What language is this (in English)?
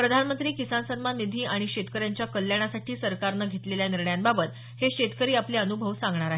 Marathi